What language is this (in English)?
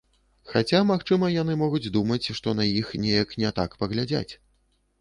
Belarusian